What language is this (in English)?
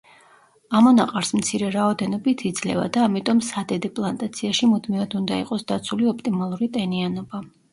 Georgian